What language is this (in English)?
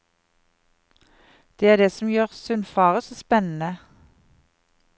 Norwegian